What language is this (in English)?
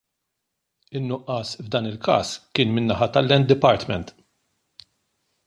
Maltese